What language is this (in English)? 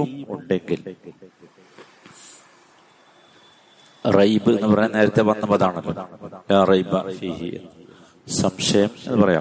Malayalam